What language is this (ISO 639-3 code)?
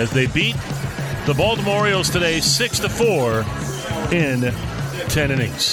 eng